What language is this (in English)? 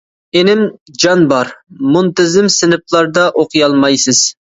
Uyghur